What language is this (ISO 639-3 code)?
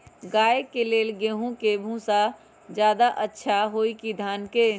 mag